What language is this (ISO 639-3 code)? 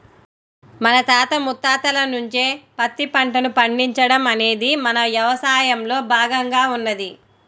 tel